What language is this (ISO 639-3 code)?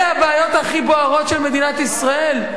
heb